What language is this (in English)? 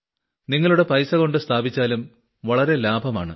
Malayalam